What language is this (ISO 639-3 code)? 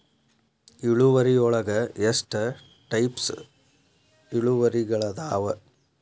kan